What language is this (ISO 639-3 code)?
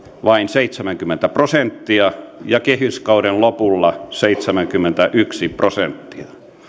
fin